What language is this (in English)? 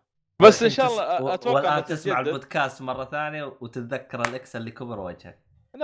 Arabic